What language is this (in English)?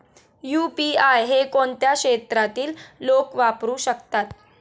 Marathi